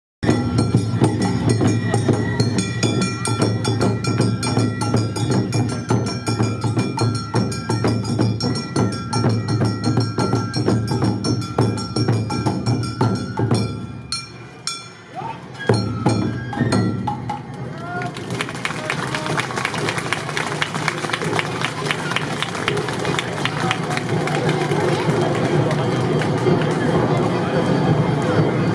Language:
Japanese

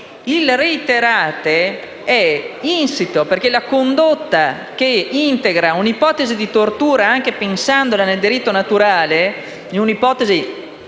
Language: Italian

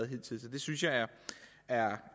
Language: Danish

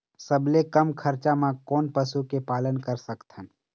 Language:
Chhattisgarhi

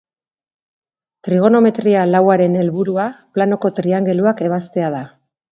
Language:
Basque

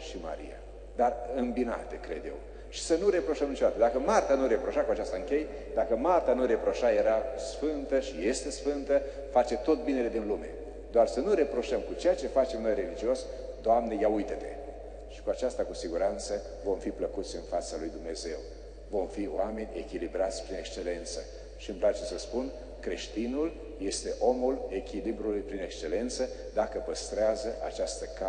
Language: Romanian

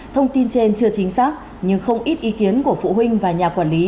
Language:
Vietnamese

